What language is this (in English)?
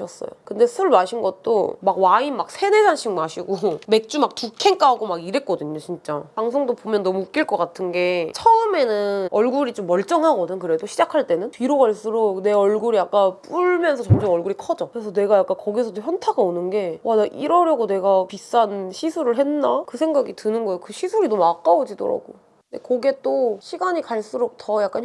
Korean